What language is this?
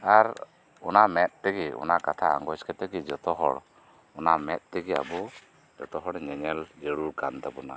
Santali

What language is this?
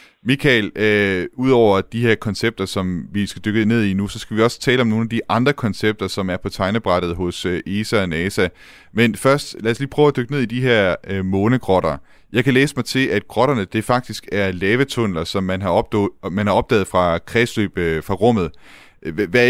Danish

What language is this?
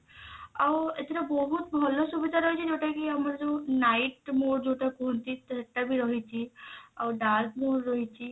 Odia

